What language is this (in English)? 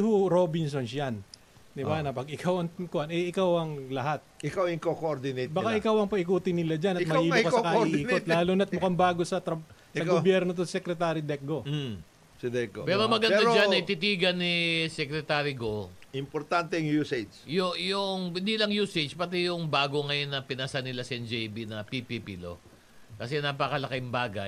Filipino